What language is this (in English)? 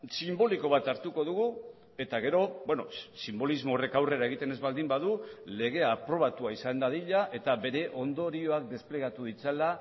Basque